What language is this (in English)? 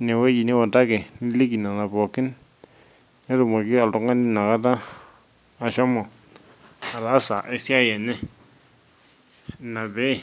Masai